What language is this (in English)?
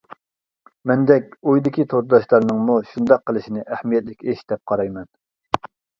Uyghur